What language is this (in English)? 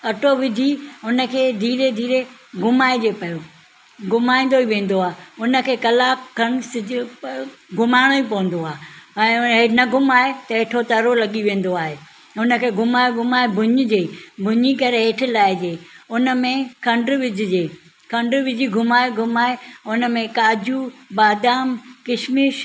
Sindhi